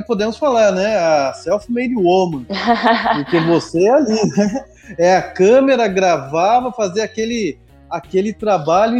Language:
Portuguese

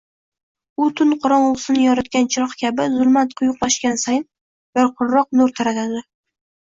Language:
Uzbek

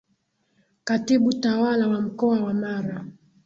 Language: Swahili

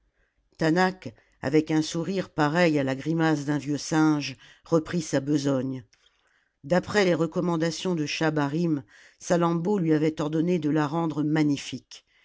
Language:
French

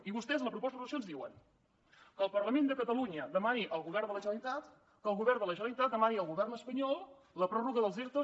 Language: Catalan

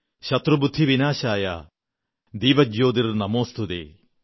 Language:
Malayalam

